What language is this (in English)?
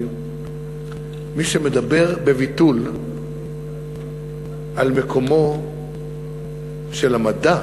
Hebrew